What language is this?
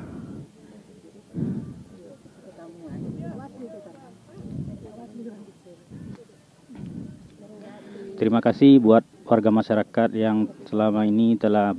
Indonesian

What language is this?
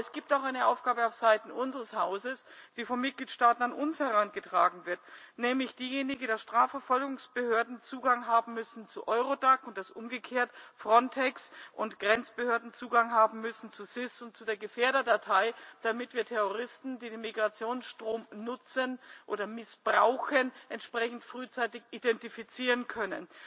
German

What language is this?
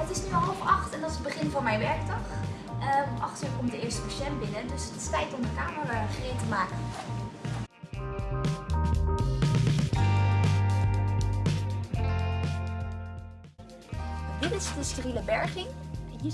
Dutch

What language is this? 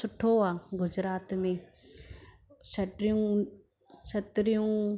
Sindhi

